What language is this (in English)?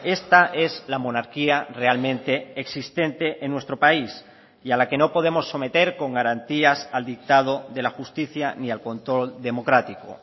Spanish